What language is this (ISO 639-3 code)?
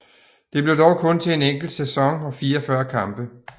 dan